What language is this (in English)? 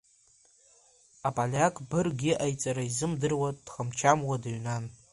Abkhazian